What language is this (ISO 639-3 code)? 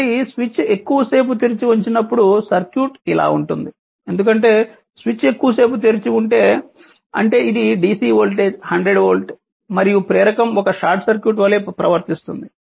tel